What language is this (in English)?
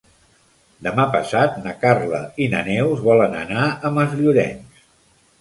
Catalan